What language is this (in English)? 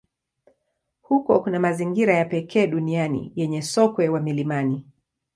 Swahili